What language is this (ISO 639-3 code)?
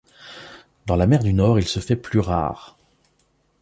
fra